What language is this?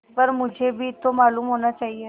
Hindi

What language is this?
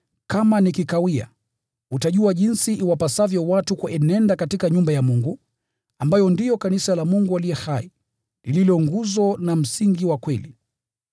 Swahili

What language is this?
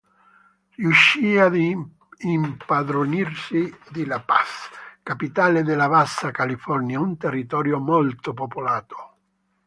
Italian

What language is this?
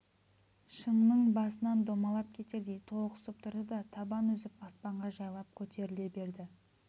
Kazakh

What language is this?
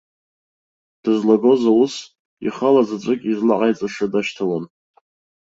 Abkhazian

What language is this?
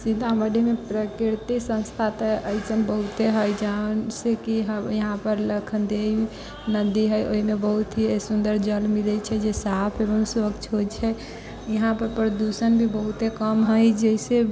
Maithili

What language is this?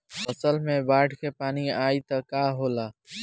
Bhojpuri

